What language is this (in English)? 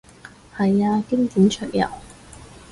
Cantonese